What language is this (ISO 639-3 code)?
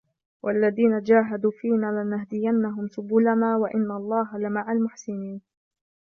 ara